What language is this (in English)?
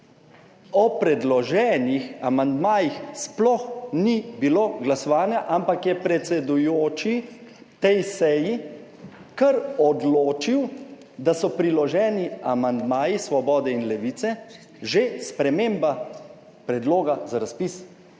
Slovenian